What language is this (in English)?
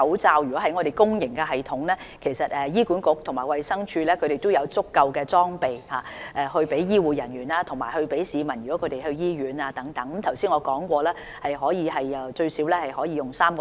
Cantonese